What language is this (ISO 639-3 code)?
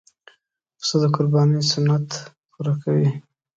pus